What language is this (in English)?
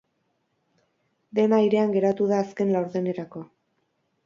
Basque